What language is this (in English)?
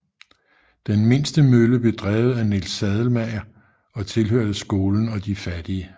Danish